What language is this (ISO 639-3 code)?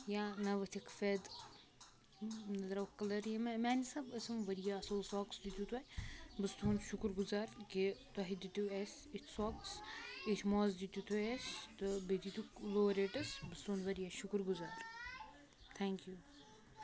kas